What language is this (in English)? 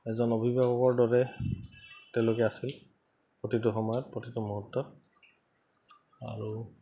Assamese